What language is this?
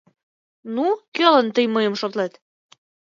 Mari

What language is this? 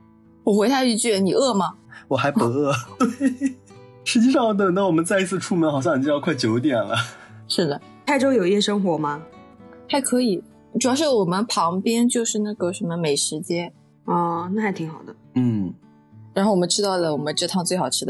Chinese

